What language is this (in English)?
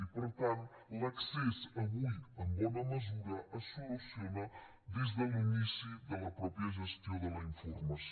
Catalan